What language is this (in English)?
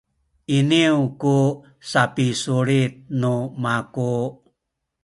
Sakizaya